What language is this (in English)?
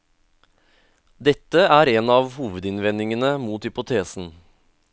Norwegian